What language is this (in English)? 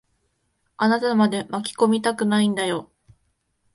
Japanese